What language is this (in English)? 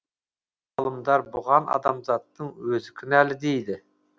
Kazakh